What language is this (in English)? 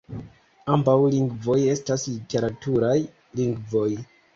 Esperanto